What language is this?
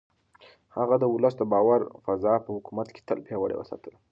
Pashto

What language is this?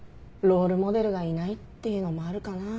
Japanese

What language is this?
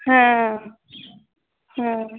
Santali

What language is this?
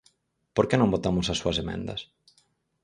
Galician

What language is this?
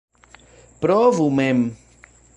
Esperanto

